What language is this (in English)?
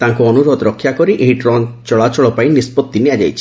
Odia